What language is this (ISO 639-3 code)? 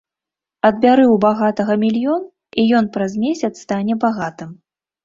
bel